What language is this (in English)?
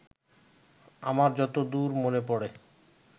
Bangla